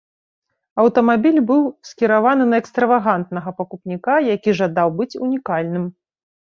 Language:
Belarusian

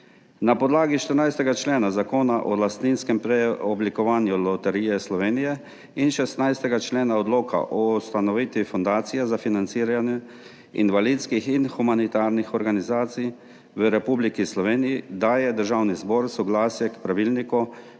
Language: Slovenian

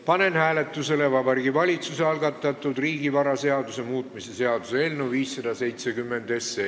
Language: Estonian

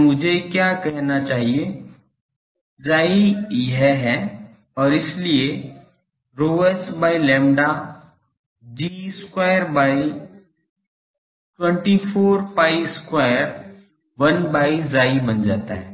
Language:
Hindi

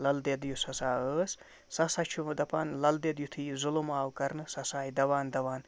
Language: Kashmiri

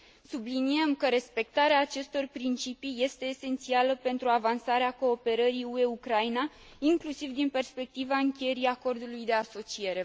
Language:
Romanian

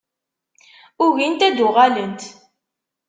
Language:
Kabyle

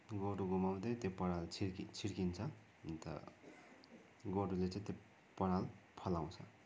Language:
Nepali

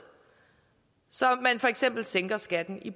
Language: Danish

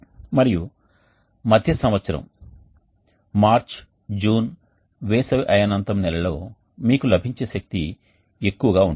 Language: Telugu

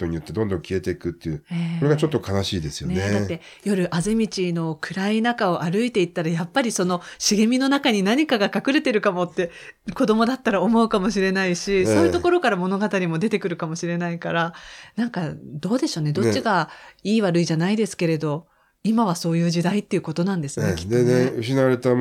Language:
Japanese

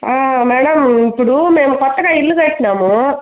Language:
Telugu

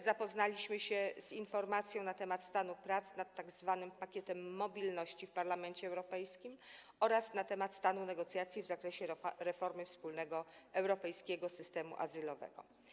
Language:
Polish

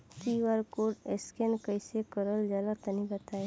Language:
Bhojpuri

